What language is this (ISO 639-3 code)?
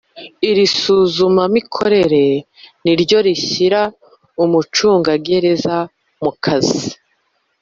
kin